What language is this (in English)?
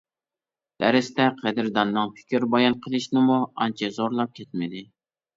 Uyghur